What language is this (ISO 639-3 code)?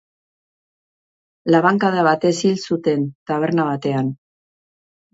eus